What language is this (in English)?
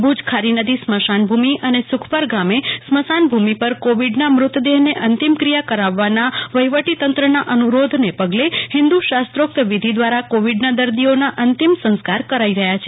Gujarati